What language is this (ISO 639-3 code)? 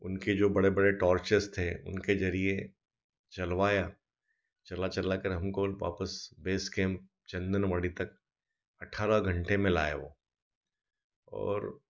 hin